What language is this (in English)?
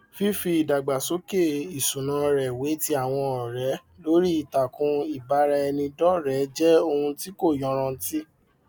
Yoruba